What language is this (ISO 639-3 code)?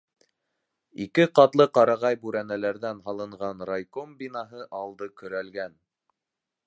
bak